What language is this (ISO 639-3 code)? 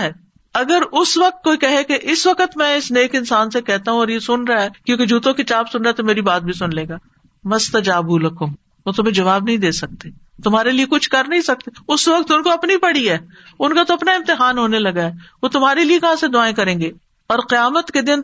urd